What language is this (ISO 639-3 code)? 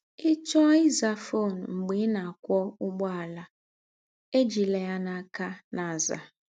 ibo